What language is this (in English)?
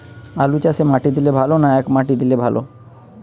Bangla